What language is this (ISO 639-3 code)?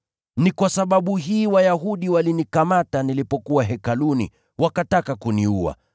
swa